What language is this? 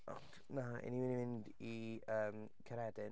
Welsh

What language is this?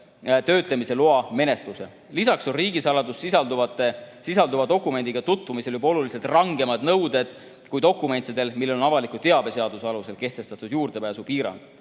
Estonian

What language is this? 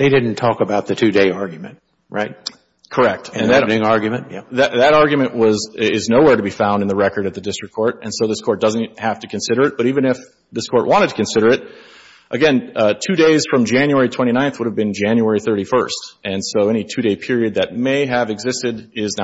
English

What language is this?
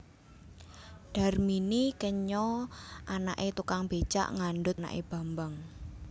Javanese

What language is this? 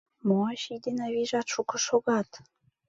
Mari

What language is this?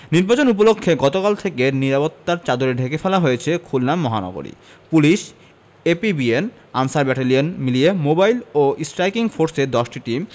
Bangla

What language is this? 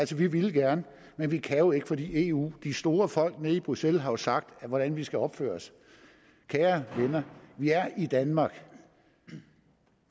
Danish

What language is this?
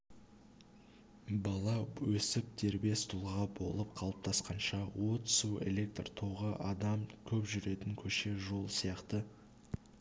Kazakh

